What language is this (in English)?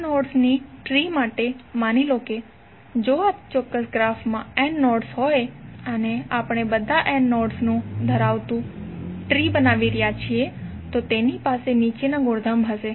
Gujarati